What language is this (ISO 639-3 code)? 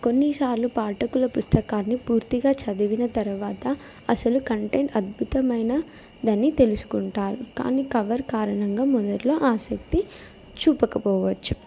tel